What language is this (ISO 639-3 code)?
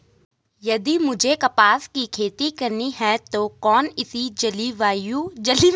hin